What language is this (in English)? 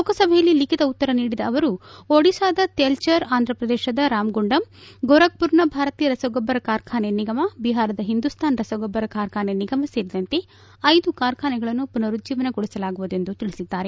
Kannada